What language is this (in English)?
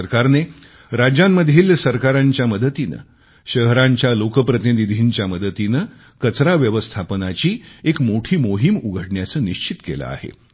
Marathi